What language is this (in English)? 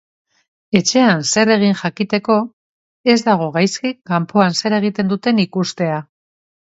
Basque